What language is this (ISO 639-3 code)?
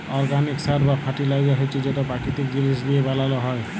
ben